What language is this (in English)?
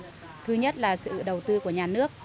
Vietnamese